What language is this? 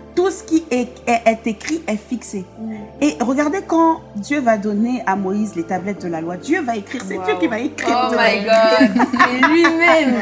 French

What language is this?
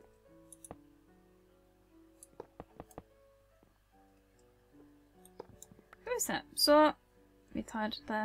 Norwegian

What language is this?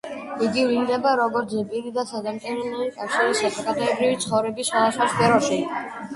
Georgian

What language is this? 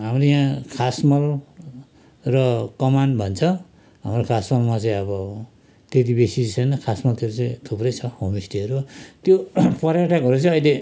Nepali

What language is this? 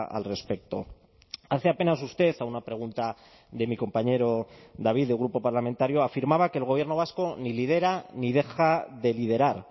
Spanish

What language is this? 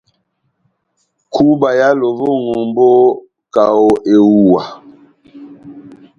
Batanga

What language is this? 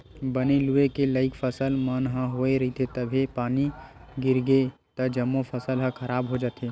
Chhattisgarhi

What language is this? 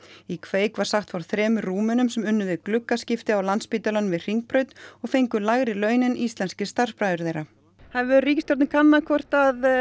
Icelandic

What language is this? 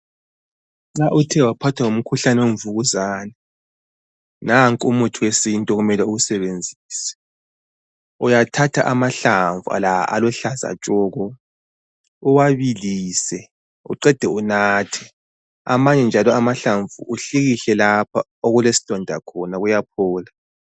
North Ndebele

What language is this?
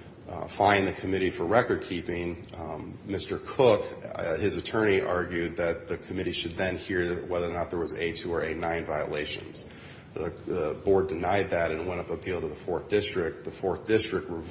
English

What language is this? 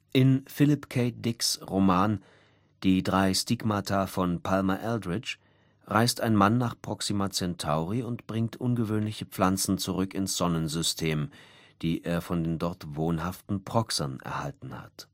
German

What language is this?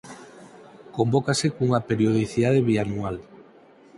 Galician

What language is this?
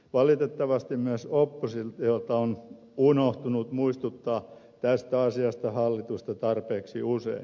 Finnish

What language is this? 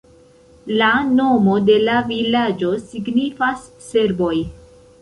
Esperanto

